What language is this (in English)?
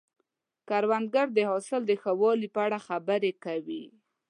Pashto